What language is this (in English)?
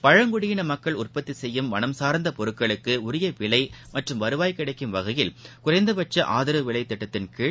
Tamil